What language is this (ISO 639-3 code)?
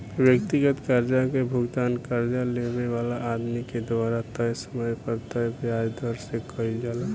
bho